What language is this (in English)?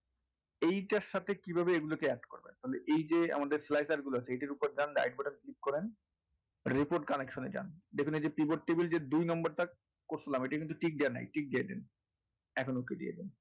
Bangla